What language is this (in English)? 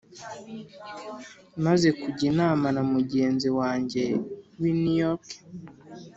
Kinyarwanda